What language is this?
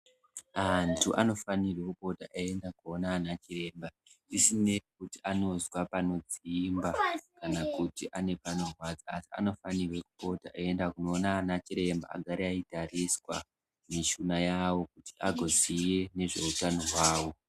Ndau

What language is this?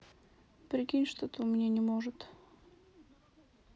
Russian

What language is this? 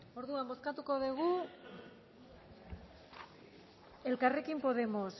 Basque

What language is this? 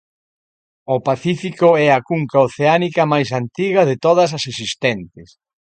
Galician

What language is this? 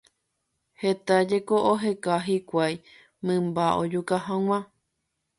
Guarani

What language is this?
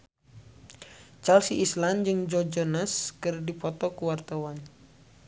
Sundanese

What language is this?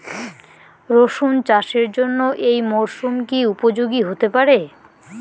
Bangla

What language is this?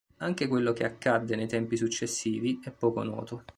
Italian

